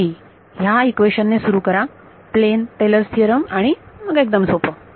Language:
Marathi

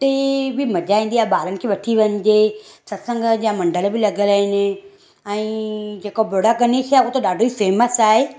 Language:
Sindhi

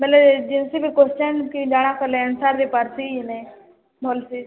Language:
Odia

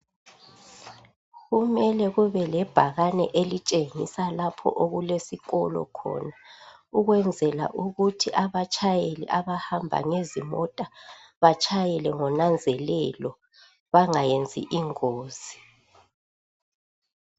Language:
North Ndebele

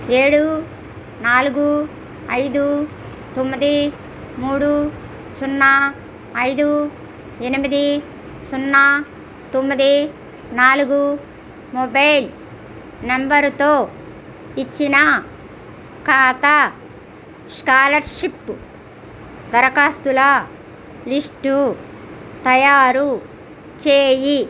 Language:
Telugu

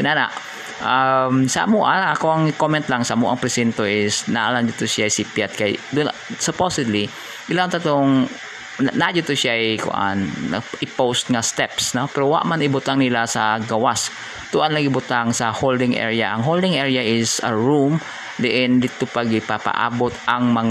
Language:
Filipino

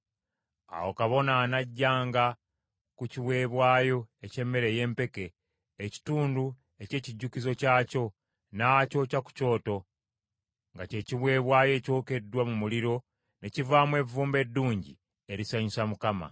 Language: Ganda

